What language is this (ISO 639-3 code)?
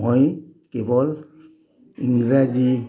asm